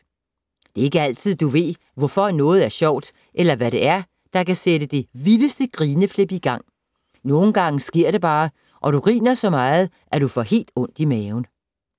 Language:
Danish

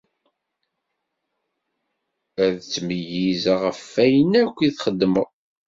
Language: Kabyle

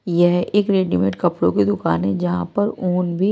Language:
Hindi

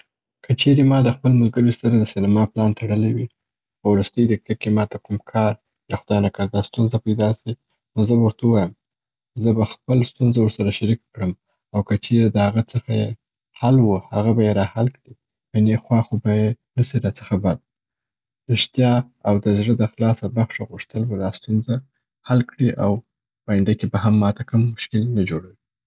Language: Southern Pashto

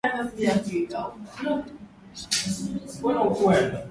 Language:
Swahili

